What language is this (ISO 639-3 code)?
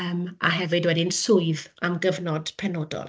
cym